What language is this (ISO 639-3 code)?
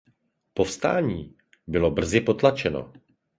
ces